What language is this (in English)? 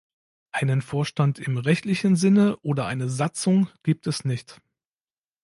German